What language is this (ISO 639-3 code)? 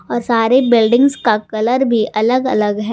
hin